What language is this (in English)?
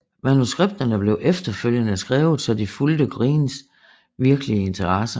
Danish